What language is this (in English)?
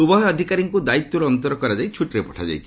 Odia